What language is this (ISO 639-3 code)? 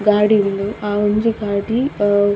tcy